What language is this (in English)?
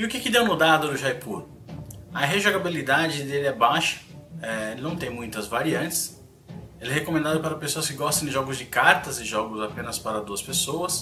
Portuguese